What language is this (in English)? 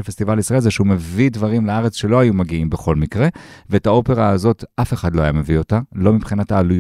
Hebrew